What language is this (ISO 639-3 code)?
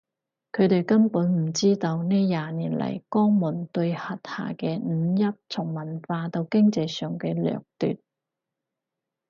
yue